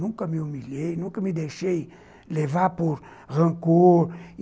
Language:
Portuguese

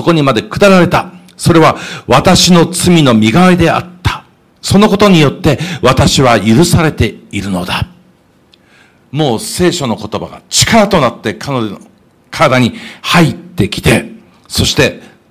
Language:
Japanese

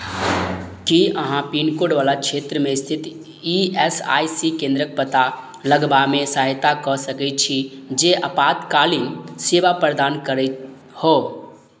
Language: Maithili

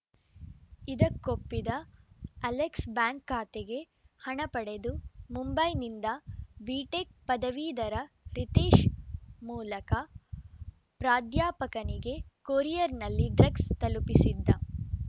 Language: Kannada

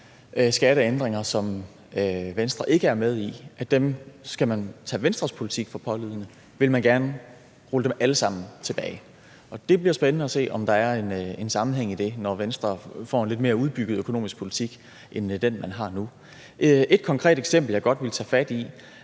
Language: Danish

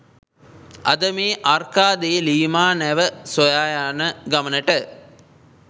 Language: Sinhala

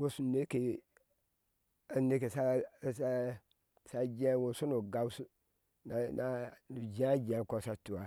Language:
Ashe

